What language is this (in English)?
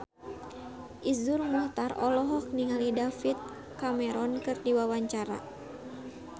Sundanese